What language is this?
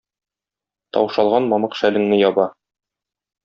Tatar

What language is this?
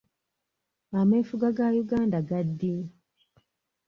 Ganda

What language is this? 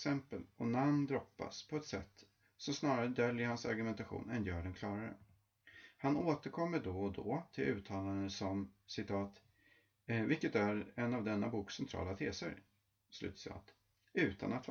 Swedish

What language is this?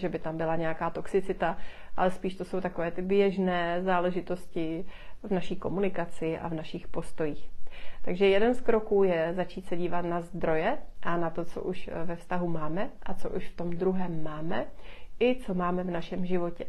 Czech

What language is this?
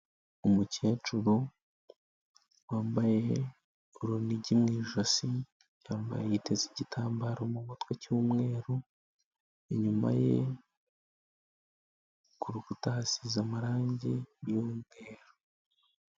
Kinyarwanda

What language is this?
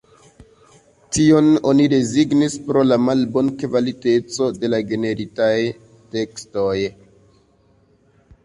Esperanto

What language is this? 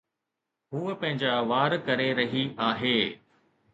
Sindhi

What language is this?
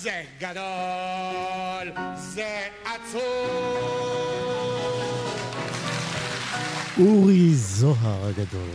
Hebrew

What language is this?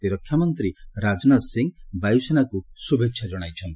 Odia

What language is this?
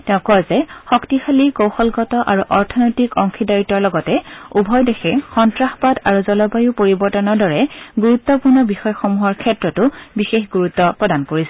Assamese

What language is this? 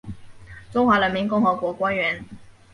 Chinese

